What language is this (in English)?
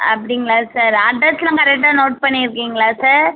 Tamil